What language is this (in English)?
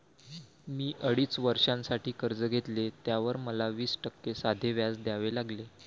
Marathi